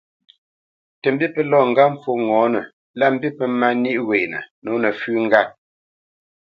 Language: Bamenyam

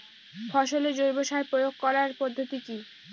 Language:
Bangla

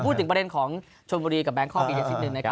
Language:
Thai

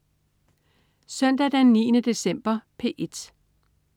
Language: Danish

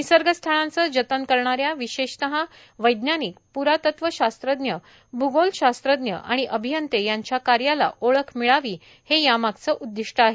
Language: Marathi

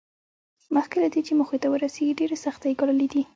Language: Pashto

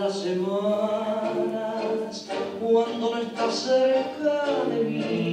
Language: Romanian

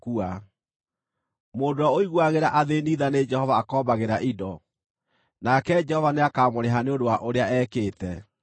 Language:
Kikuyu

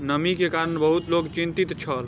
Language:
Maithili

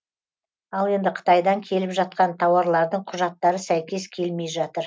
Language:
Kazakh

